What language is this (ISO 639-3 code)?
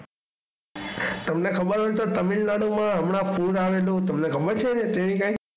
guj